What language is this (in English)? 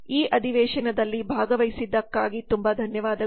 Kannada